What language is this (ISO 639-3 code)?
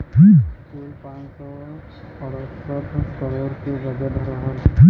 bho